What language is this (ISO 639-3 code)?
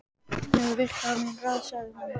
isl